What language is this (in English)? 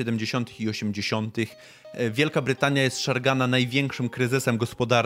Polish